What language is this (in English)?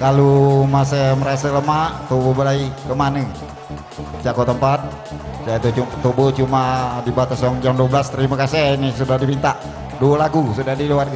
Indonesian